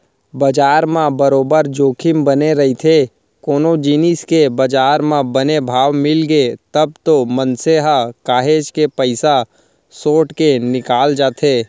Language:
Chhattisgarhi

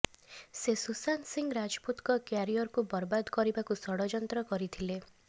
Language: Odia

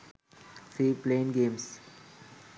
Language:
Sinhala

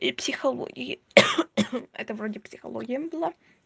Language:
Russian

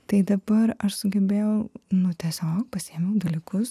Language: Lithuanian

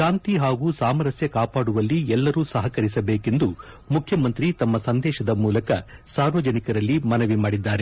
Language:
Kannada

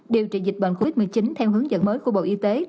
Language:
Vietnamese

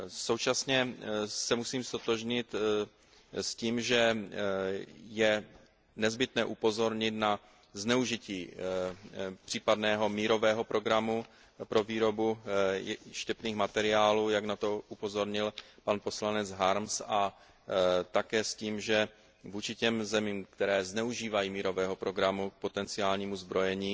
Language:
Czech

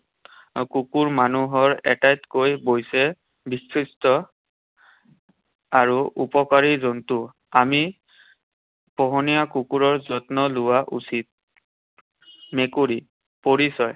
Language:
Assamese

